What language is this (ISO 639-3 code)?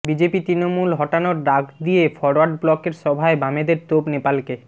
ben